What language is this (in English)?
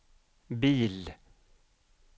Swedish